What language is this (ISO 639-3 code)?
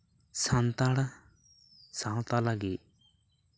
sat